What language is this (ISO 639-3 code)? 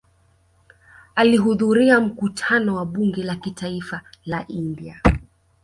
swa